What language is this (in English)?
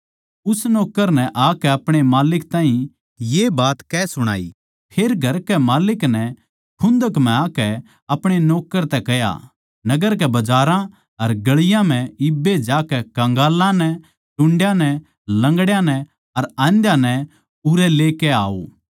Haryanvi